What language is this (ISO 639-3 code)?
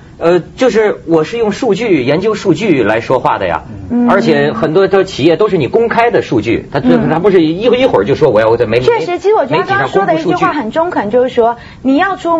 zho